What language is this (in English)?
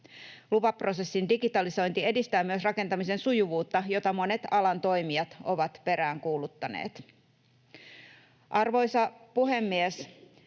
Finnish